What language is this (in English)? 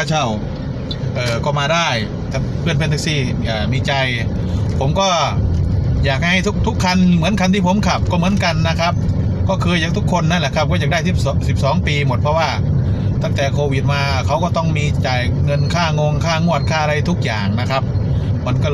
Thai